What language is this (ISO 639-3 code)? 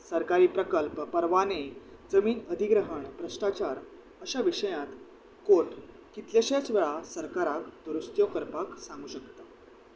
kok